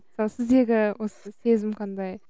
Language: Kazakh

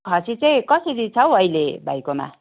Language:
Nepali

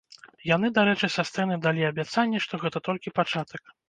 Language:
Belarusian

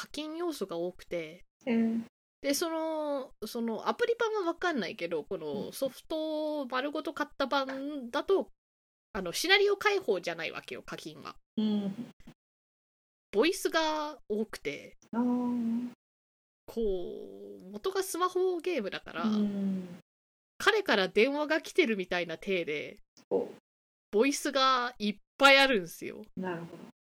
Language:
Japanese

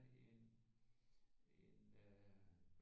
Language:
Danish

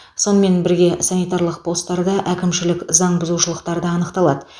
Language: Kazakh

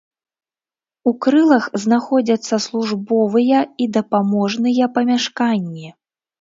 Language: Belarusian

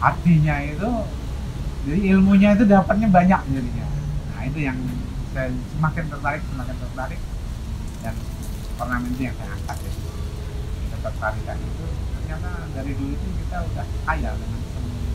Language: Indonesian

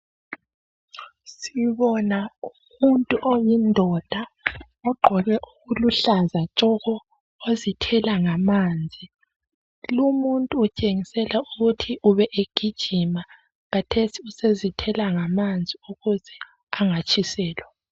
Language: North Ndebele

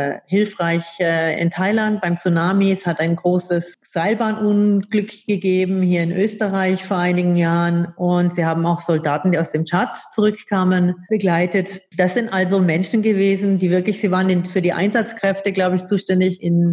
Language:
German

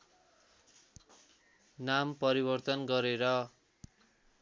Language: Nepali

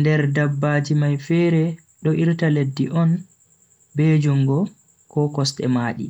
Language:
Bagirmi Fulfulde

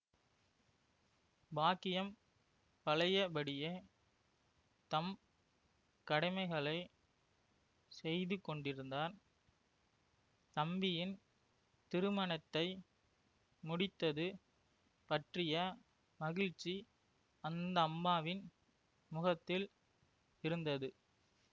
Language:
Tamil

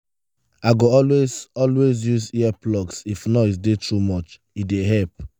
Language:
Nigerian Pidgin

